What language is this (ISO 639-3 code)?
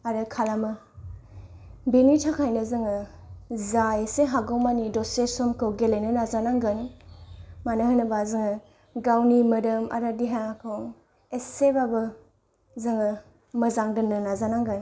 brx